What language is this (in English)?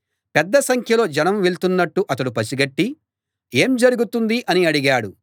Telugu